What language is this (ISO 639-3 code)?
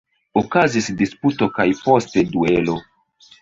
epo